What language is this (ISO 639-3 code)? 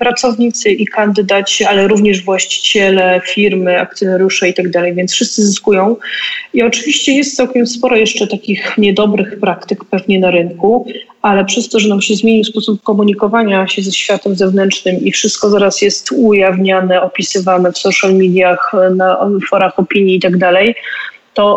pol